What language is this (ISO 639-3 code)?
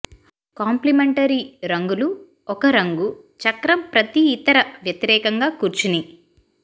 tel